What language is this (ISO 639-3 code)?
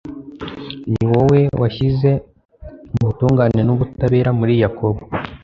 kin